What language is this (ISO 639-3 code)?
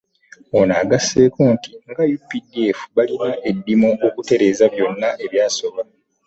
lug